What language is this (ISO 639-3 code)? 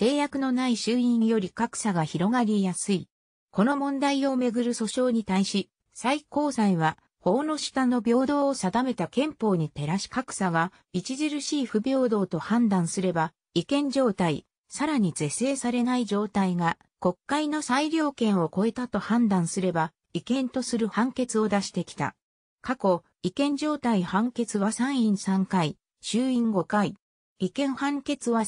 jpn